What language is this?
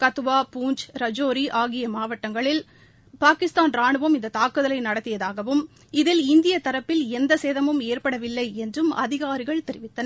Tamil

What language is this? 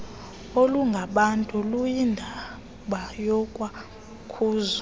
Xhosa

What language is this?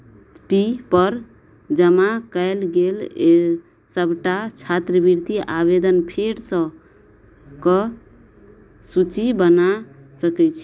Maithili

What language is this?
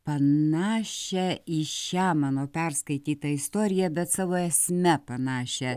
Lithuanian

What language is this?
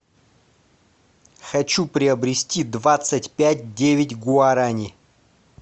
Russian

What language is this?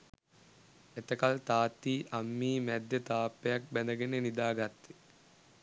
Sinhala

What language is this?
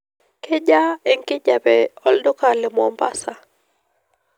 Masai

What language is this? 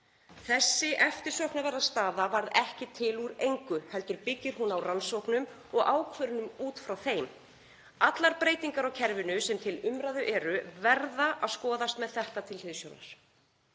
Icelandic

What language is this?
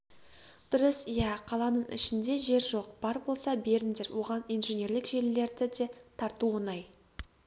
Kazakh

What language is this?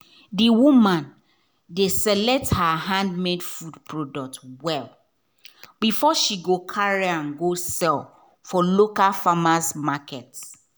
Nigerian Pidgin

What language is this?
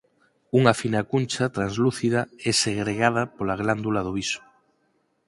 Galician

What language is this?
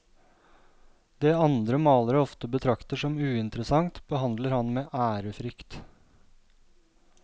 Norwegian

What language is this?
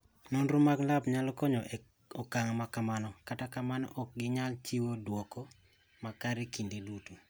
Luo (Kenya and Tanzania)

